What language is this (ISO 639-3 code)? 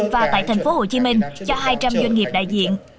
vie